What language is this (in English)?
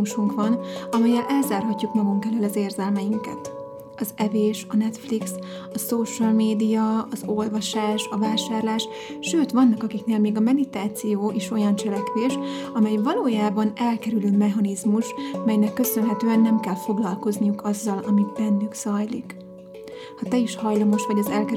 Hungarian